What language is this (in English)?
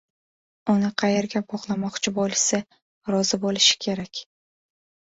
Uzbek